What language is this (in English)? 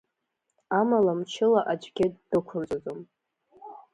Abkhazian